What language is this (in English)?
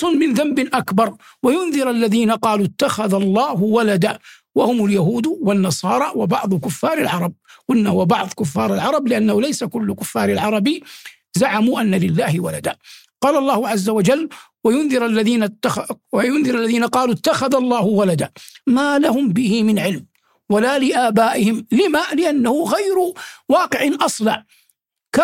Arabic